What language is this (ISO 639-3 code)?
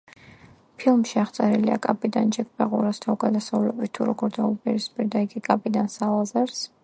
kat